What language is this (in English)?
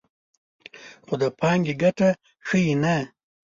Pashto